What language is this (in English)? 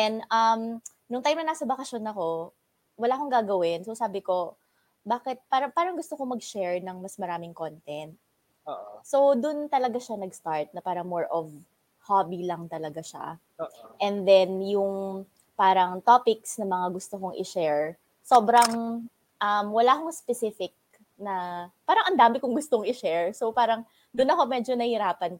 Filipino